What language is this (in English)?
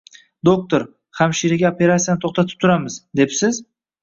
Uzbek